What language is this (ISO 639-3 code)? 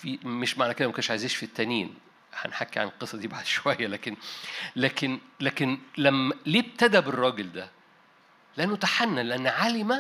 ara